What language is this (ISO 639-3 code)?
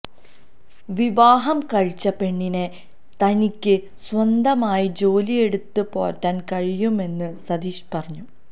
mal